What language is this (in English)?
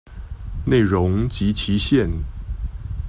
Chinese